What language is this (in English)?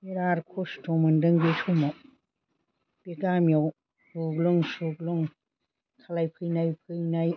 Bodo